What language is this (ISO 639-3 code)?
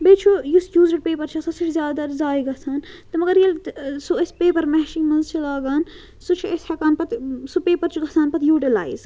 kas